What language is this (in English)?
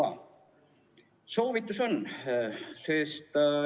Estonian